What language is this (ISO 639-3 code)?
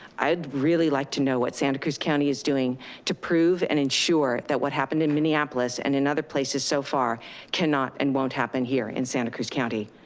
eng